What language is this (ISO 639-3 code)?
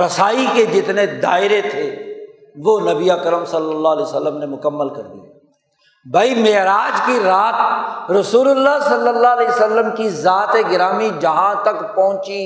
urd